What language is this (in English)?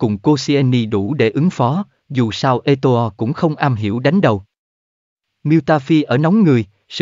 Vietnamese